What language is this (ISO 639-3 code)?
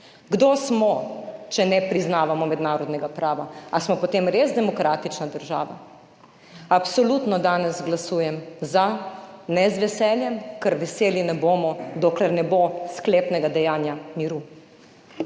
slv